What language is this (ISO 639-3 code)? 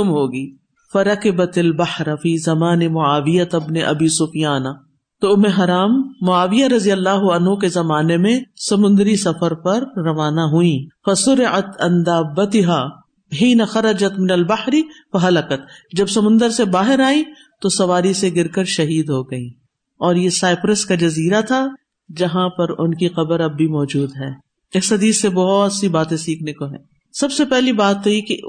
urd